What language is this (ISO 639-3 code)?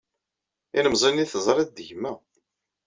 kab